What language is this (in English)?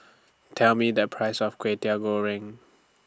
English